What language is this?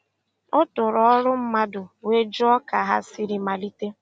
Igbo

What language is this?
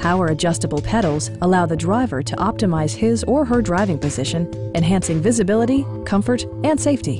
English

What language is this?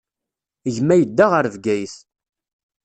Kabyle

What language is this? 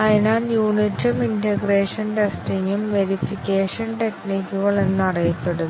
Malayalam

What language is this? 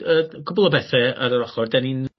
Welsh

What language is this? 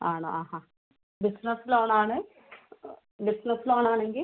Malayalam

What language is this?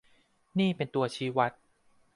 Thai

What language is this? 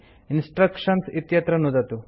Sanskrit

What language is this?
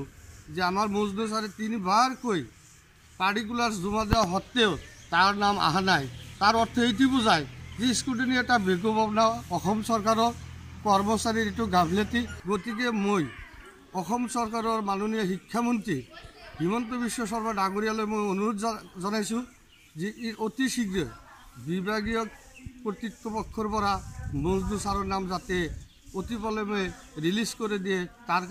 Turkish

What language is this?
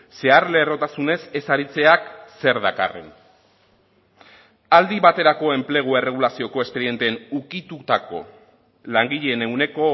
Basque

